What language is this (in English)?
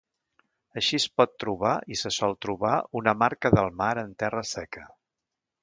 Catalan